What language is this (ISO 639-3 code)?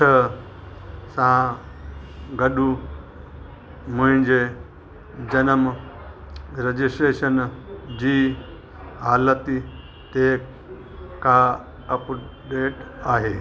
snd